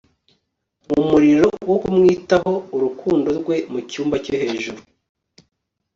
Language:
Kinyarwanda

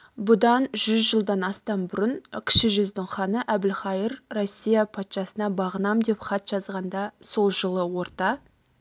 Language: Kazakh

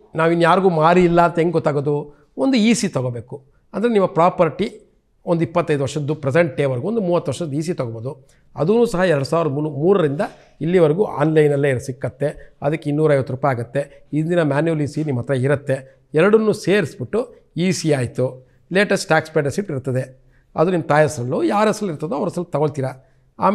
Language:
Kannada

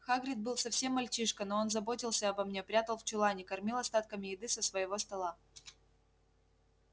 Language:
Russian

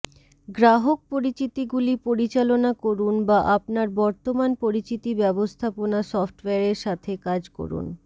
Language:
Bangla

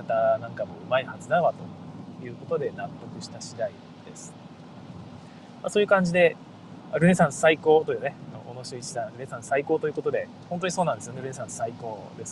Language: Japanese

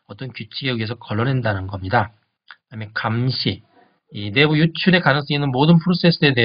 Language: Korean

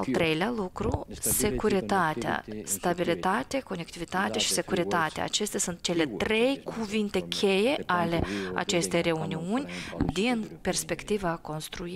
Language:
Romanian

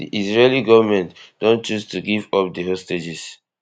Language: Nigerian Pidgin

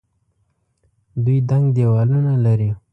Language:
Pashto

